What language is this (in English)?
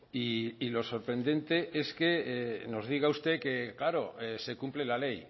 Spanish